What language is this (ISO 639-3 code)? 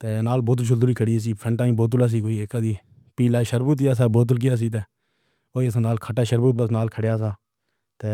phr